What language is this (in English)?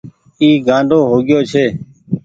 Goaria